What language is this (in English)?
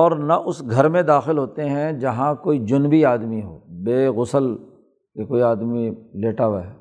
Urdu